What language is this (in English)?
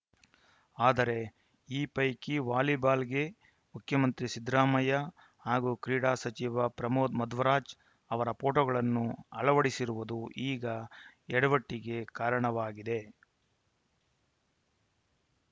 Kannada